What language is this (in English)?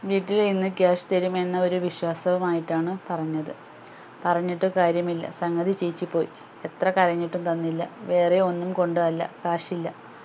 Malayalam